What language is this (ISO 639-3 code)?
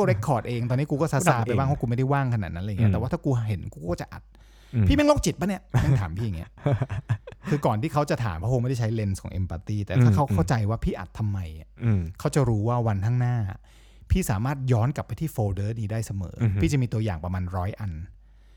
tha